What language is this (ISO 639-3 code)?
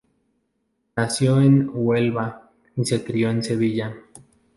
spa